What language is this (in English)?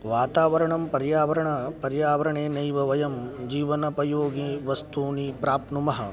Sanskrit